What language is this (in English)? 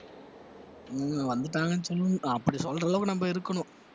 Tamil